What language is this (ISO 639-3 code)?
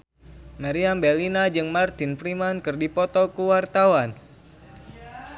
sun